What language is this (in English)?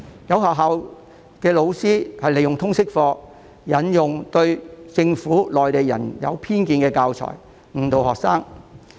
Cantonese